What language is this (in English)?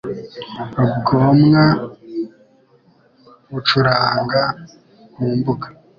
Kinyarwanda